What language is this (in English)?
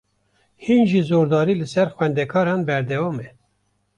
Kurdish